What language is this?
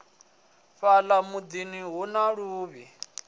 Venda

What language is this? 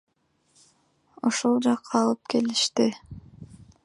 Kyrgyz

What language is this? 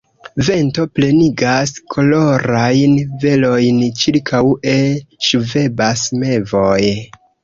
Esperanto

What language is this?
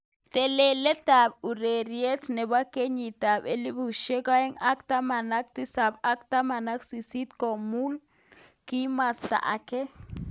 Kalenjin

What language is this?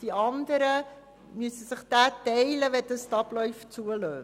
Swiss German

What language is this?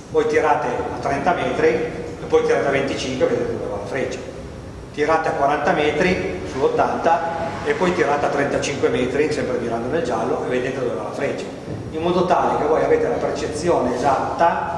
Italian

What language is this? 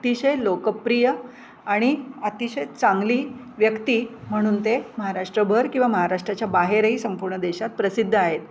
Marathi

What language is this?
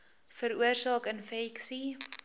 Afrikaans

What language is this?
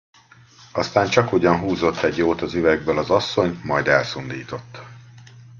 Hungarian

